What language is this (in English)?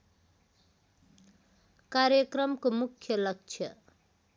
Nepali